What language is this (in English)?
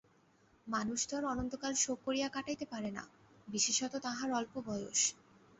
Bangla